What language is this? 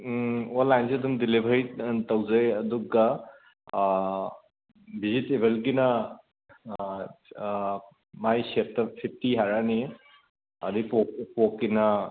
Manipuri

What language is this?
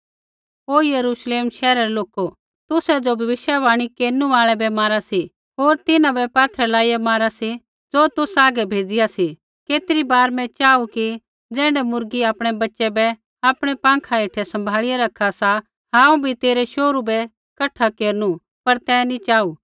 Kullu Pahari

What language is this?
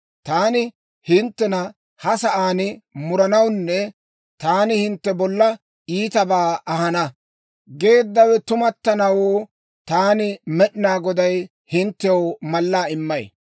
Dawro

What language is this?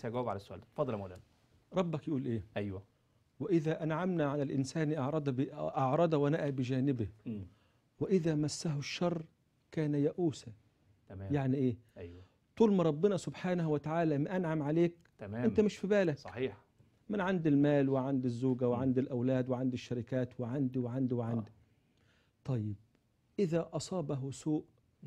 Arabic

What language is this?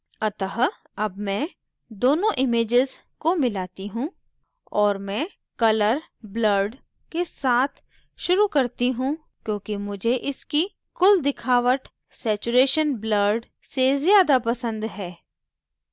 Hindi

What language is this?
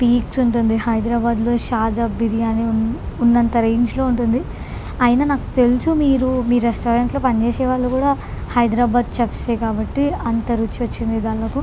Telugu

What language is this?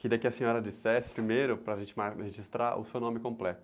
Portuguese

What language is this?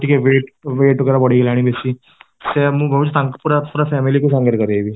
Odia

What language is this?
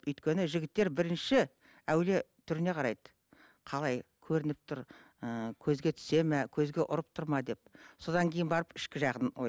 Kazakh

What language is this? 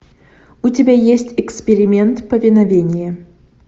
Russian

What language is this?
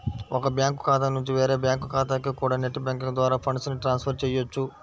Telugu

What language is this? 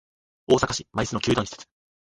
Japanese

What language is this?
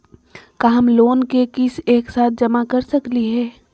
Magahi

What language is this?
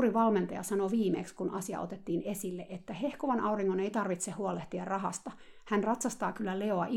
Finnish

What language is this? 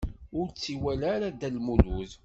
Kabyle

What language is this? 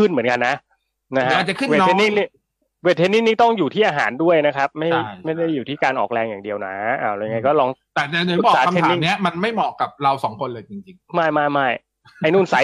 Thai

